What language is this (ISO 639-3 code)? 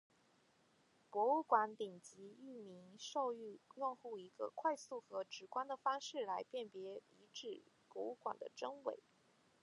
zho